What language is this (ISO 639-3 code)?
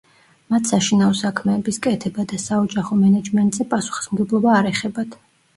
kat